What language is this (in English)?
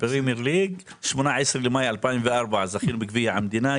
Hebrew